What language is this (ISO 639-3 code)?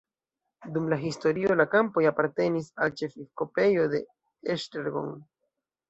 epo